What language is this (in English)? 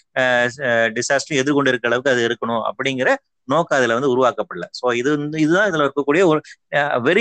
Tamil